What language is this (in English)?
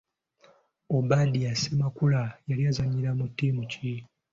Ganda